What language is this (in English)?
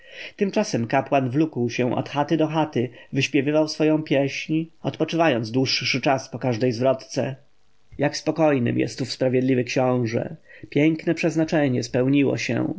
Polish